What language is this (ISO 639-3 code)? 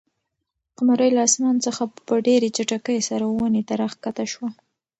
pus